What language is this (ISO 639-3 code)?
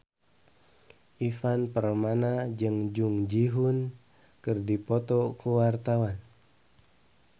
sun